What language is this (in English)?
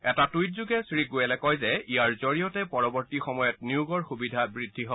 Assamese